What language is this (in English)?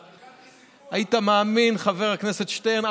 Hebrew